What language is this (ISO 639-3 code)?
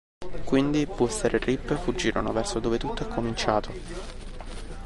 ita